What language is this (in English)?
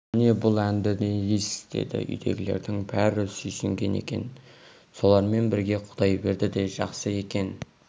Kazakh